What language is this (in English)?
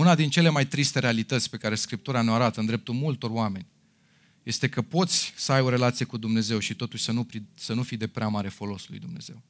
Romanian